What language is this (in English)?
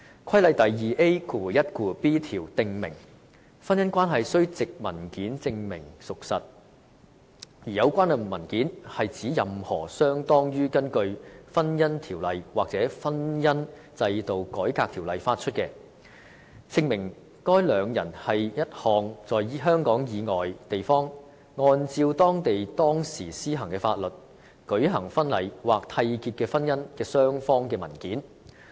Cantonese